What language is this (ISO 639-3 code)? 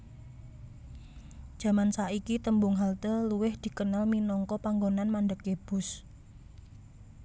jav